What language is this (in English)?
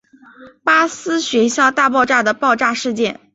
Chinese